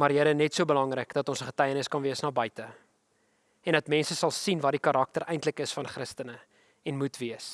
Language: Dutch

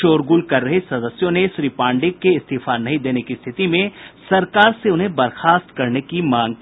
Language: Hindi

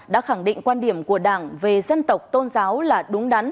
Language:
Vietnamese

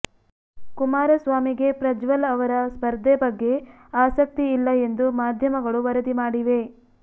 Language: Kannada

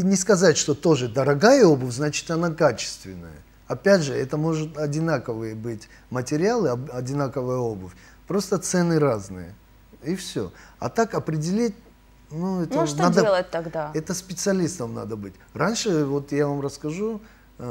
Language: Russian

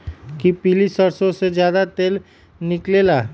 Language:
Magahi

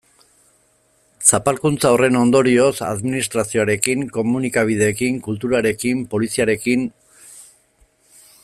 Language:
Basque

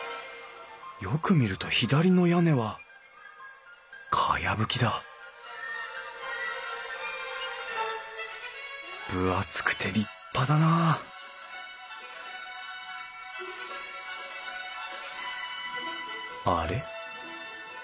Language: Japanese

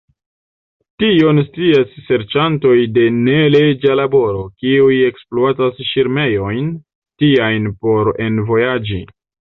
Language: Esperanto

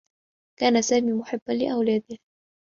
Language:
Arabic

